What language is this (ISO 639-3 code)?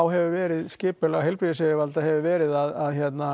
isl